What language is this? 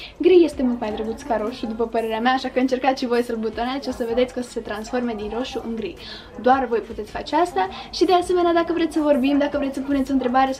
Romanian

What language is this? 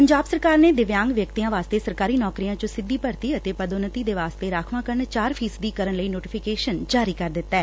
Punjabi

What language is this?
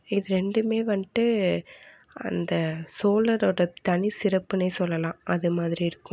Tamil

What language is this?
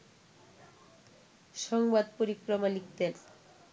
Bangla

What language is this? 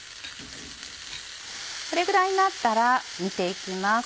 Japanese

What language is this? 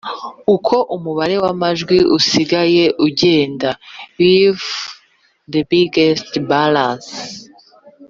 Kinyarwanda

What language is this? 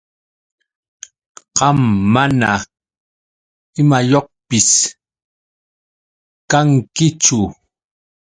Yauyos Quechua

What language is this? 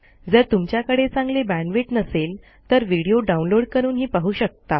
Marathi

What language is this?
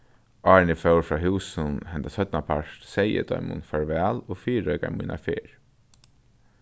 Faroese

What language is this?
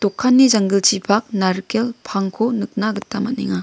Garo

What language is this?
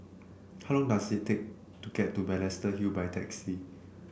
English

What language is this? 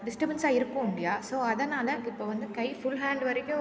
Tamil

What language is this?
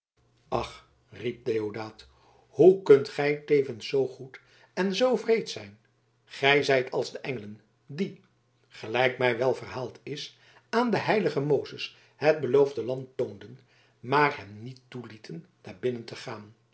Dutch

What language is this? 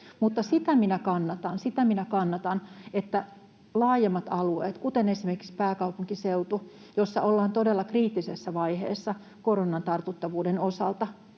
Finnish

